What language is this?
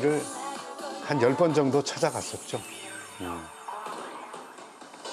Korean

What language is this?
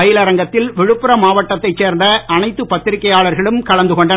Tamil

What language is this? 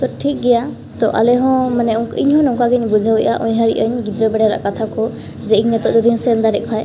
Santali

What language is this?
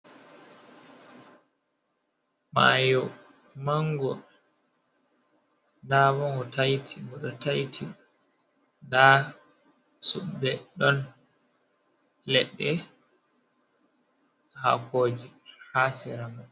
Fula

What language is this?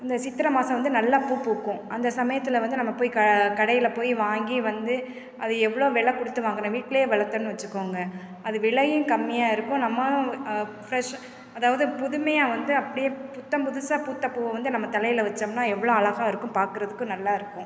Tamil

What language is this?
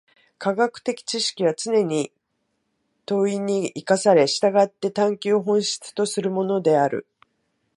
Japanese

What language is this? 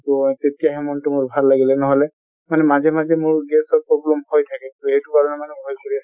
Assamese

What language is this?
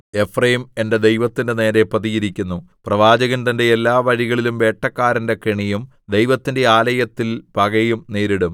Malayalam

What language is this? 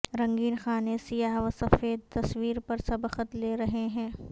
Urdu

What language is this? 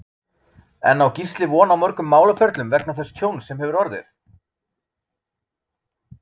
Icelandic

